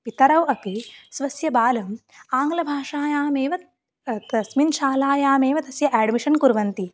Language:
Sanskrit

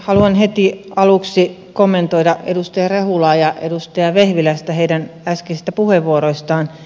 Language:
Finnish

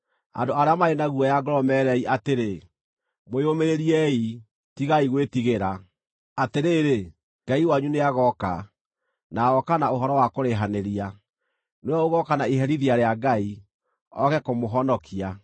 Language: Kikuyu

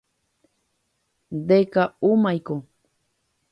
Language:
Guarani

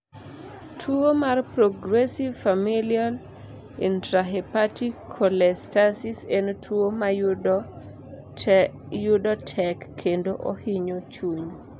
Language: Luo (Kenya and Tanzania)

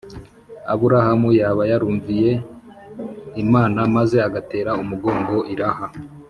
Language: Kinyarwanda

